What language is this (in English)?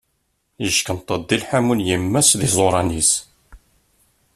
Kabyle